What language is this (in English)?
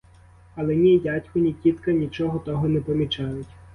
Ukrainian